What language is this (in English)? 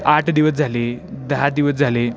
Marathi